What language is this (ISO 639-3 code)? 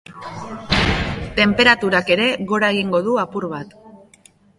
eus